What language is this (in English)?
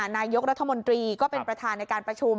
Thai